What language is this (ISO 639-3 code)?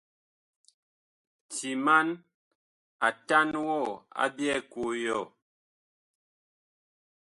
bkh